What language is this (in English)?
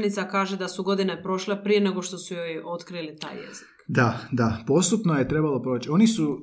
Croatian